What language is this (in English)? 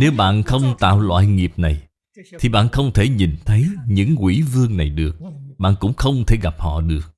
Vietnamese